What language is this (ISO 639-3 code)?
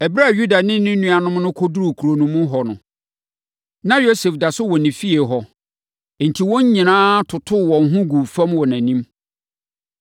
aka